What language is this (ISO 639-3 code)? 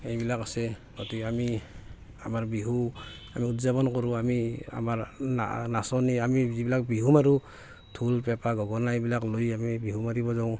asm